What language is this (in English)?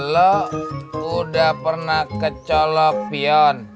Indonesian